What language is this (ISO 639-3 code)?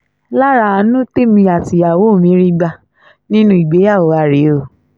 yor